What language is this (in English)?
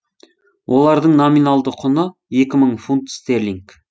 Kazakh